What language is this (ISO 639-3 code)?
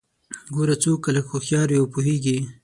pus